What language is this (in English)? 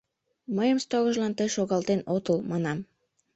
Mari